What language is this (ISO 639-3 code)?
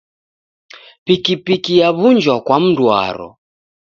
dav